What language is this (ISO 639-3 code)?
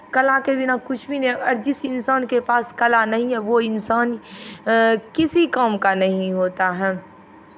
hin